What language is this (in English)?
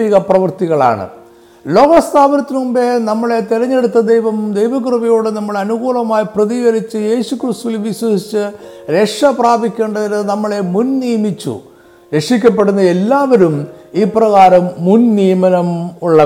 Malayalam